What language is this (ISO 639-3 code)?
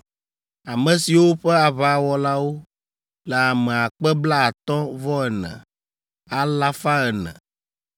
ewe